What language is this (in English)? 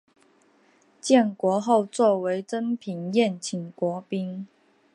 Chinese